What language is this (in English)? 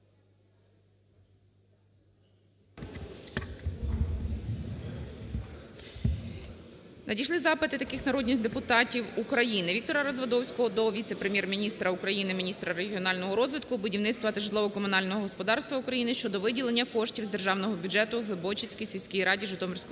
Ukrainian